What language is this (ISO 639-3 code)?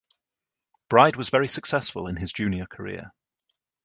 eng